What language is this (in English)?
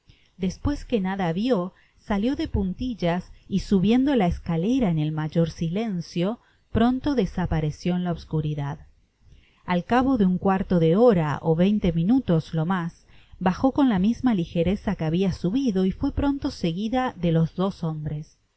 Spanish